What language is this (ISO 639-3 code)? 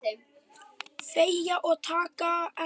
isl